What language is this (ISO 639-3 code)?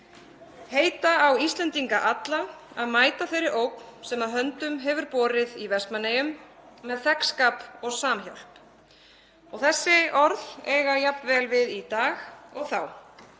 isl